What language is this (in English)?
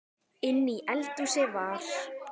Icelandic